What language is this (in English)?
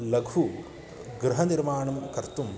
Sanskrit